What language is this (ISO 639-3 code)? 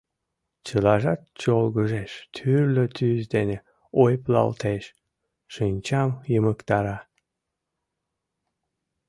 chm